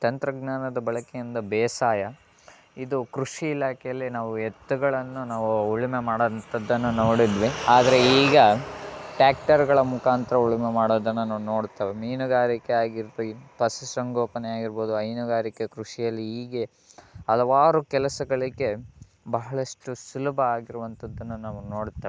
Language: Kannada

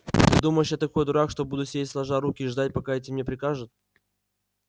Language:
Russian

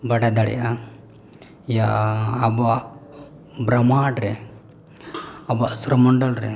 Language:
Santali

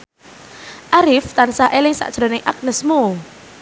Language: Javanese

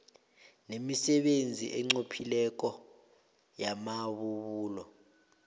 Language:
South Ndebele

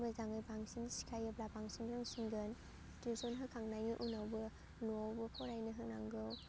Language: Bodo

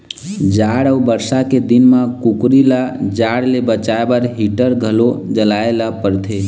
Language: Chhattisgarhi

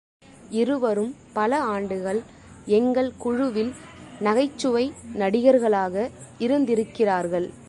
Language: Tamil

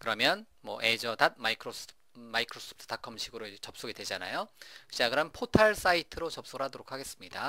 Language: Korean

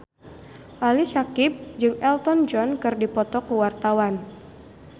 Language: Sundanese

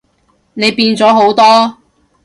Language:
Cantonese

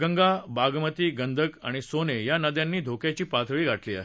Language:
Marathi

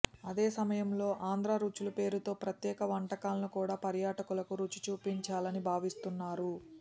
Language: Telugu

